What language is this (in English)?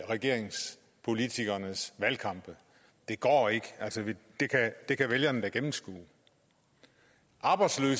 Danish